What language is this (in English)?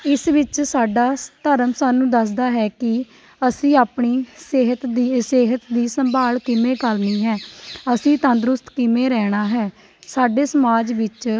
Punjabi